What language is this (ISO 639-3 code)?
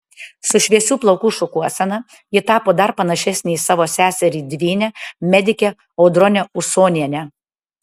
lit